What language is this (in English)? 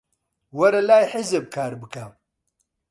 Central Kurdish